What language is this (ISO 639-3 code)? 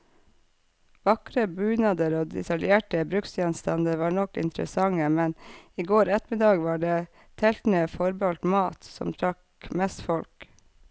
nor